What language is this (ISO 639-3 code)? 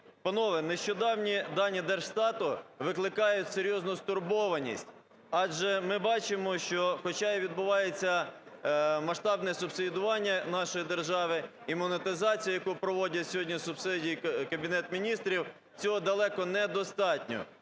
ukr